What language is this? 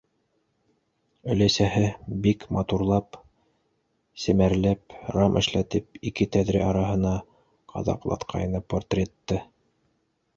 Bashkir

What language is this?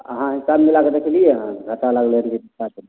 Maithili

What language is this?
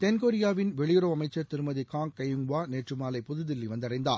Tamil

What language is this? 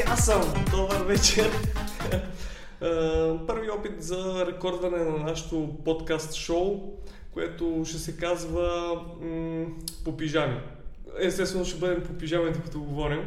Bulgarian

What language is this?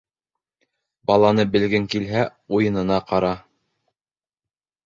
Bashkir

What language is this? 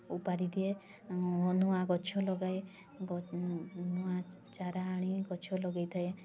Odia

